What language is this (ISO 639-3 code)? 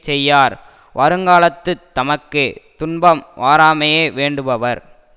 tam